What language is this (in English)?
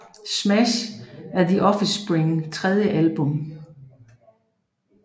Danish